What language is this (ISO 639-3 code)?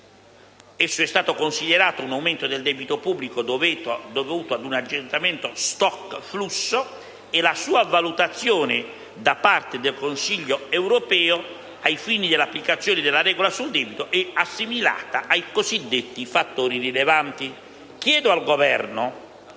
ita